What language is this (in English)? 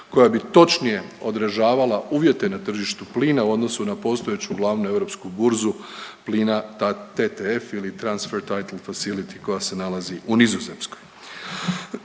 Croatian